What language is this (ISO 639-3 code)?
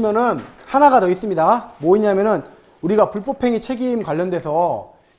kor